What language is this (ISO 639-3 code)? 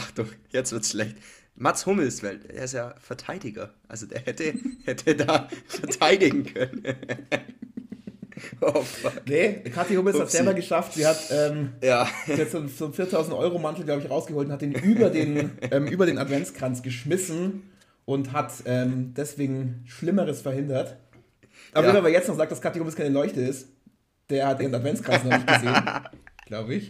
deu